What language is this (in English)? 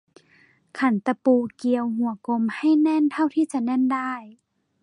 Thai